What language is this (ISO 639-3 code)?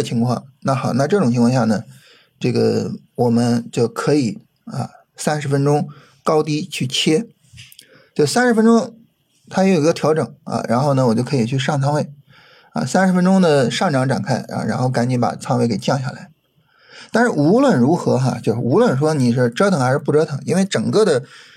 zho